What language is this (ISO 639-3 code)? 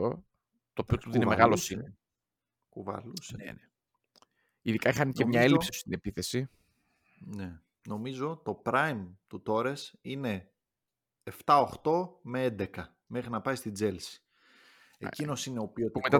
ell